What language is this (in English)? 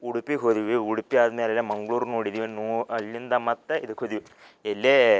Kannada